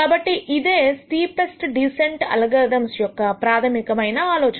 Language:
Telugu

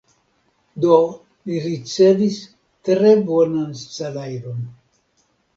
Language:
Esperanto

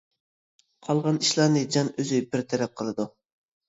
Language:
Uyghur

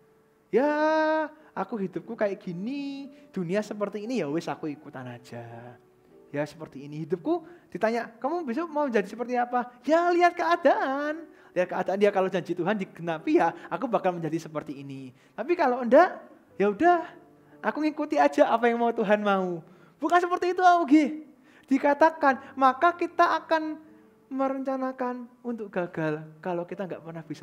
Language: Indonesian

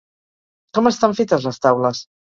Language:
Catalan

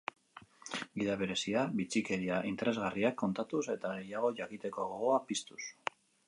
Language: Basque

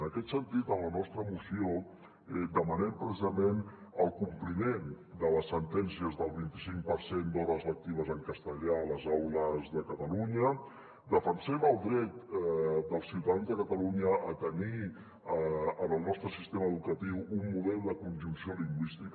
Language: Catalan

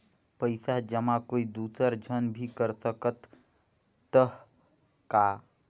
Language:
Chhattisgarhi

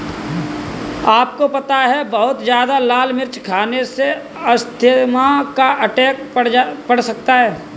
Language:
Hindi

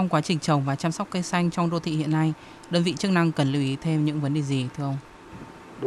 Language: Vietnamese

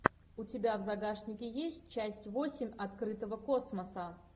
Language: Russian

